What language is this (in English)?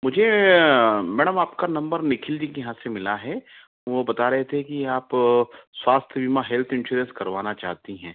Hindi